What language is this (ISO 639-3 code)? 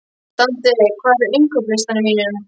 isl